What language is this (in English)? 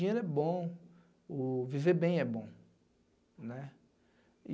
Portuguese